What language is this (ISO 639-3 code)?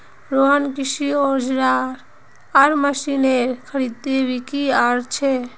mag